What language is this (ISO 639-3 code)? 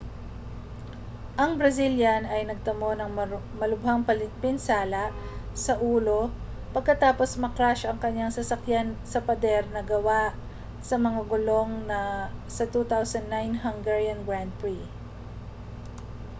fil